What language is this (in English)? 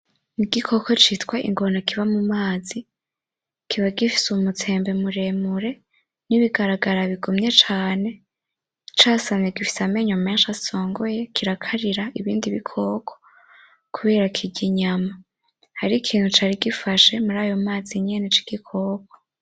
Rundi